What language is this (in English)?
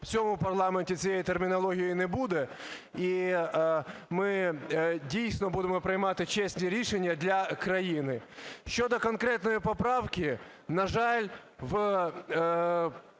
Ukrainian